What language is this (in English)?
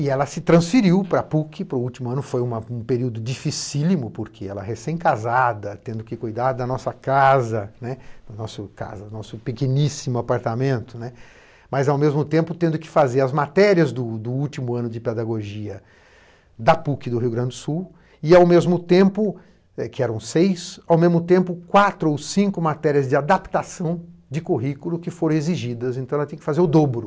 Portuguese